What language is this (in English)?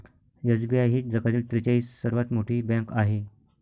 Marathi